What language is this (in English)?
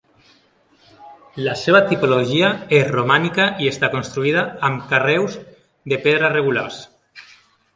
Catalan